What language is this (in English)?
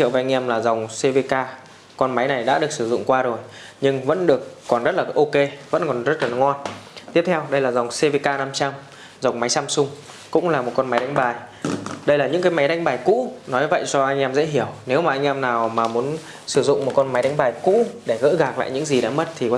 Vietnamese